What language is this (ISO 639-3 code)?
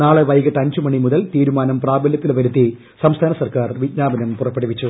mal